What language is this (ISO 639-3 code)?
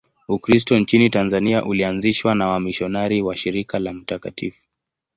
swa